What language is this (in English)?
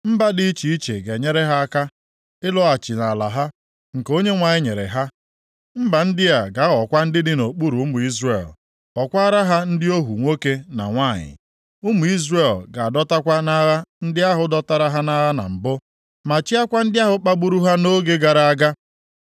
Igbo